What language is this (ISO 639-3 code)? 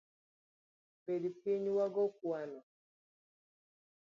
luo